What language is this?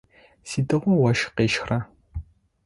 Adyghe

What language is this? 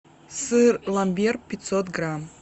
Russian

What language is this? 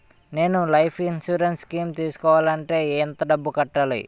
Telugu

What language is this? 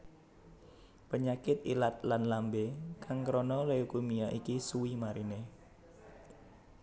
Javanese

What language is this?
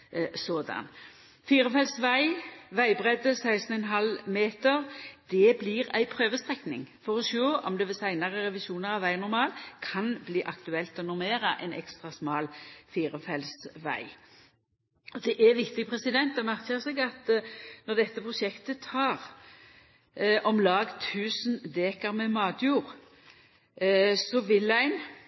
Norwegian Nynorsk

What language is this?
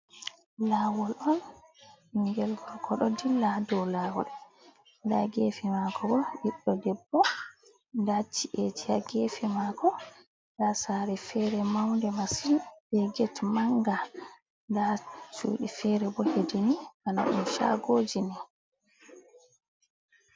Fula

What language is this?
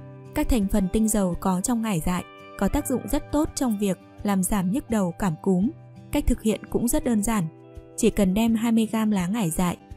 Vietnamese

